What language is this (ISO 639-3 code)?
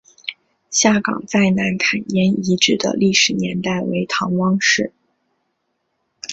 zho